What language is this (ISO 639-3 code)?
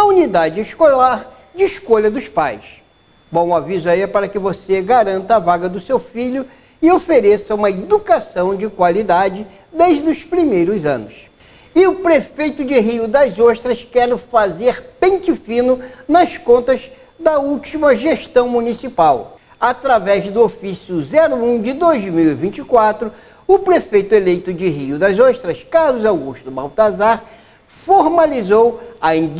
por